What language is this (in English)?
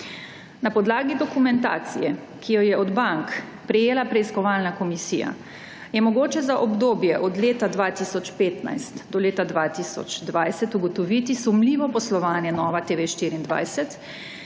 Slovenian